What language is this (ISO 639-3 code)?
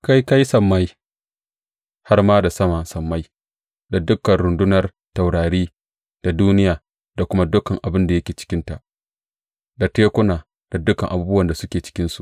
hau